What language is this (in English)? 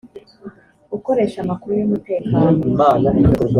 Kinyarwanda